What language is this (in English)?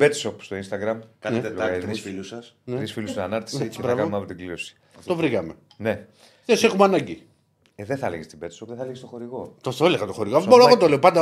Greek